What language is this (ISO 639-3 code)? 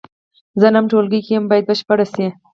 pus